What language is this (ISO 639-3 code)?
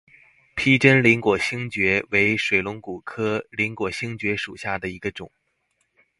zho